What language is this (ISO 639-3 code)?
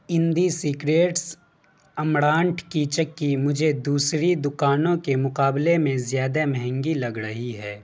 urd